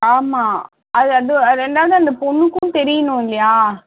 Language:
Tamil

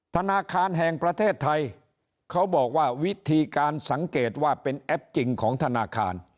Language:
Thai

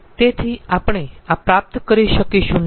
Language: Gujarati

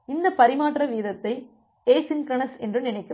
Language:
Tamil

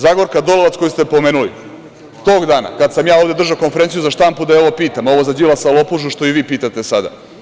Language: Serbian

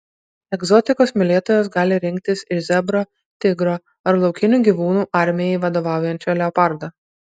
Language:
Lithuanian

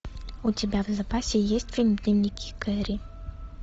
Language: Russian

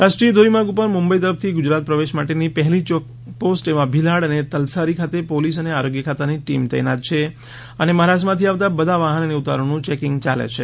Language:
Gujarati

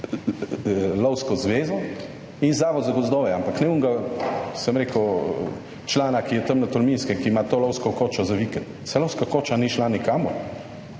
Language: Slovenian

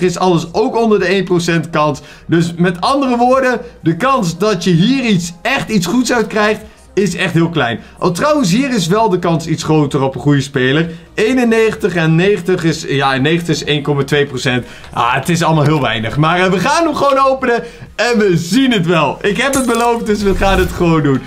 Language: Dutch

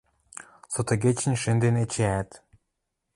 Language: Western Mari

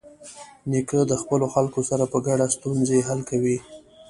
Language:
Pashto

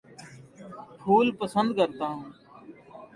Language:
Urdu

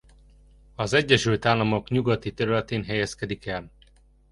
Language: Hungarian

